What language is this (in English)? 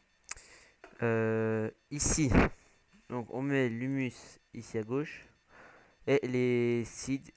French